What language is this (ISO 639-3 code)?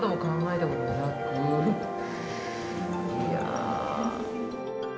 jpn